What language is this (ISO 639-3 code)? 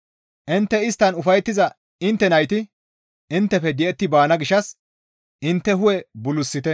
gmv